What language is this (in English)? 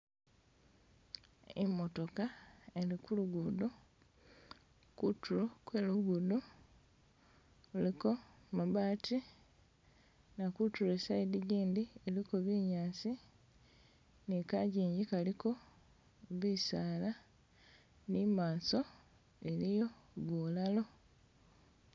Masaaba